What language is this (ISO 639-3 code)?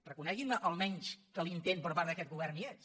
cat